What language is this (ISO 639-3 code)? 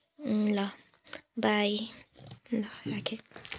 nep